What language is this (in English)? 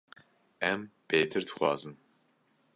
Kurdish